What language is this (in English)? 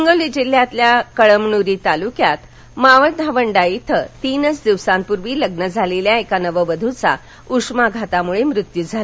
Marathi